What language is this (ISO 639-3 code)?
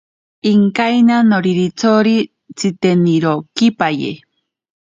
prq